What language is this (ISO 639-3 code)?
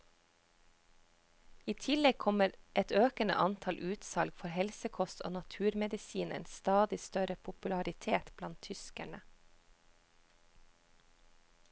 nor